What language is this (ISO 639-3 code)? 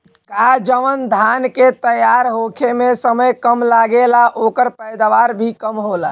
bho